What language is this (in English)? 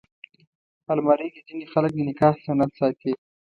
Pashto